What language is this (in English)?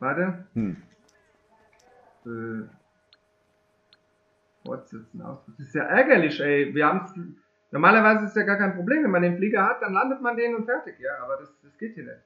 German